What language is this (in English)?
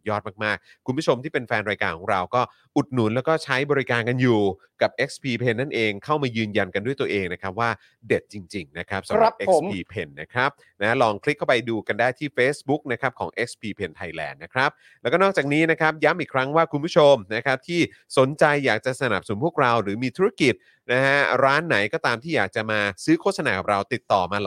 Thai